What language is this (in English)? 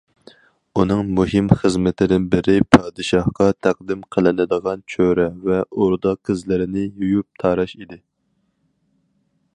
Uyghur